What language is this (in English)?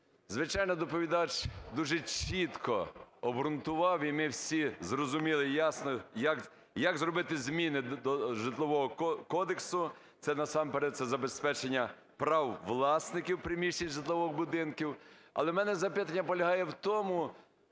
Ukrainian